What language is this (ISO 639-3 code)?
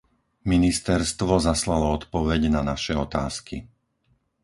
slk